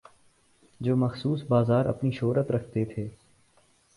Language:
Urdu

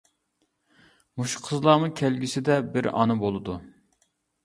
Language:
Uyghur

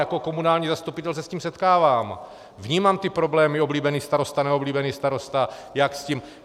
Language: Czech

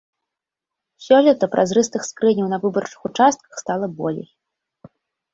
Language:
Belarusian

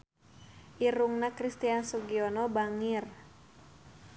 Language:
Sundanese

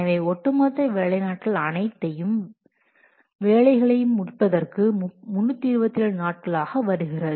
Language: Tamil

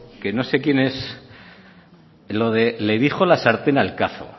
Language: Spanish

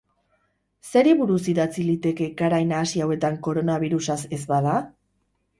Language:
Basque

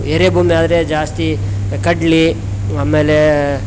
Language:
Kannada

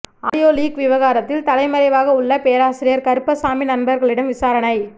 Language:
Tamil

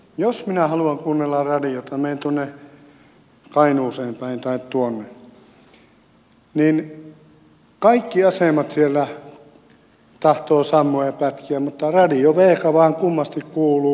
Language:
Finnish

